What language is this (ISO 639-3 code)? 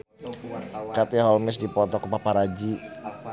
sun